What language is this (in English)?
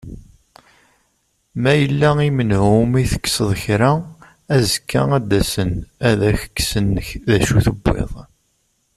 Kabyle